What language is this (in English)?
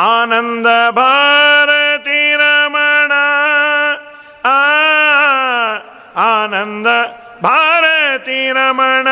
Kannada